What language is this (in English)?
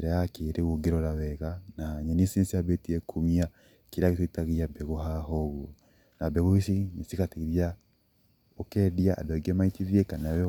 Kikuyu